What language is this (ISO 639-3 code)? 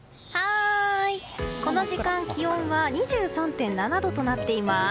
jpn